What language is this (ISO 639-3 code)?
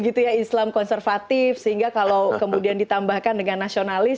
ind